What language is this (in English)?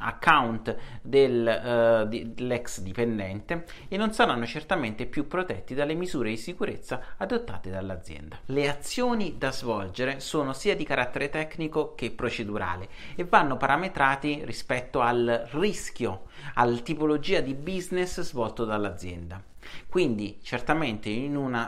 Italian